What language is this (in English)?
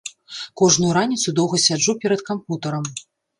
Belarusian